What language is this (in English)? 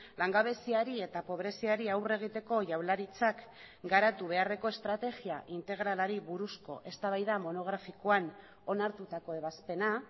Basque